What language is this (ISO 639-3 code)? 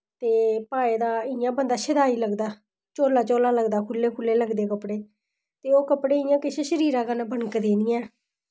doi